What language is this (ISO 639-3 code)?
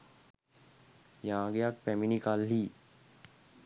sin